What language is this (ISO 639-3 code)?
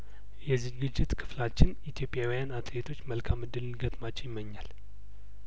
amh